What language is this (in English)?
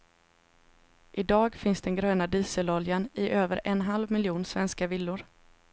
Swedish